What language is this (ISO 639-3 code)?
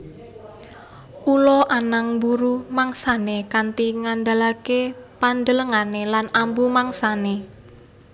jav